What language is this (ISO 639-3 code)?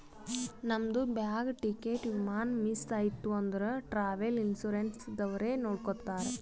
kan